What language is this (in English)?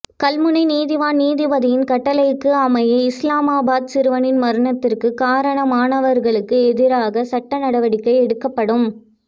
Tamil